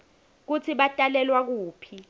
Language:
Swati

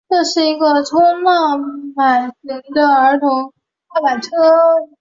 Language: Chinese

